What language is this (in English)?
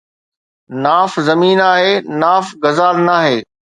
Sindhi